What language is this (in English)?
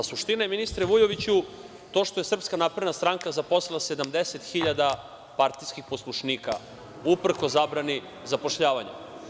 Serbian